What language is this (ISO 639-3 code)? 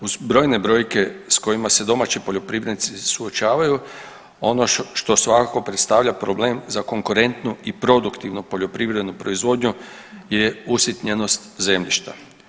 hrv